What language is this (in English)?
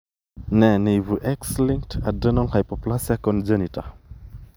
Kalenjin